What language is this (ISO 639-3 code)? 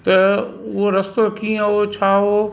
snd